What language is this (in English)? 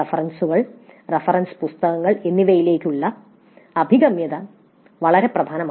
Malayalam